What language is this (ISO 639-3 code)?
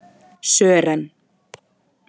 isl